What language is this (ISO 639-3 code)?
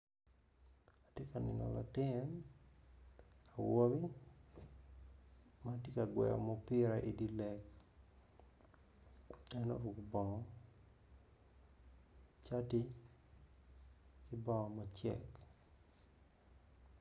ach